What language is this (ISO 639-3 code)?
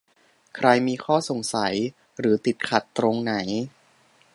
tha